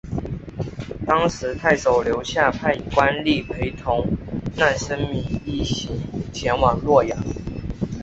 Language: Chinese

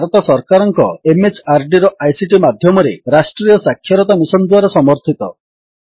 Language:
Odia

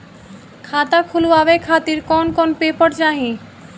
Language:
Bhojpuri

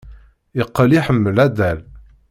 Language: Kabyle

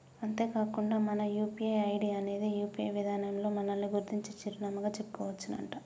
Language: Telugu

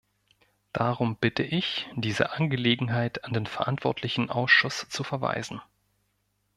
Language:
German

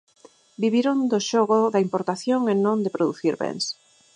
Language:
Galician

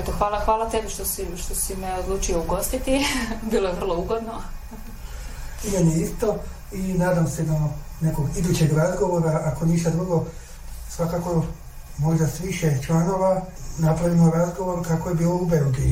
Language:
Croatian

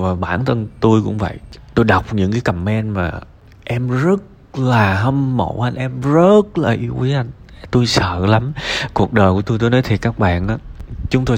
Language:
Vietnamese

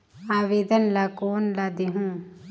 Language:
Chhattisgarhi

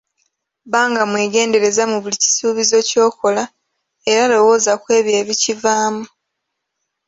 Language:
Ganda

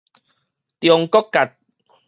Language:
Min Nan Chinese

